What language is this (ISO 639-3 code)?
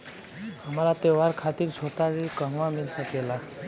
bho